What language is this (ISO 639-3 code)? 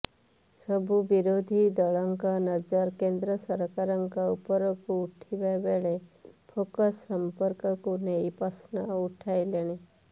ori